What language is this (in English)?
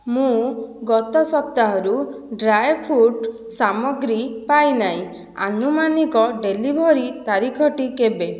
Odia